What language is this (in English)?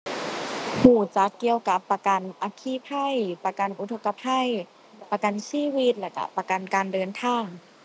Thai